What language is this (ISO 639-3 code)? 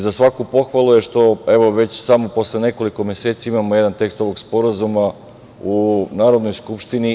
srp